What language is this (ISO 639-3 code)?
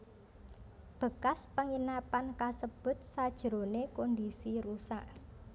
jav